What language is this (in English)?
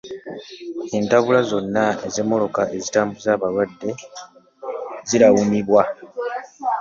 Ganda